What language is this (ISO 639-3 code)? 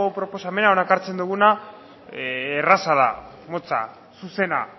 eus